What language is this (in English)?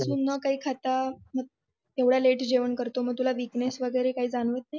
Marathi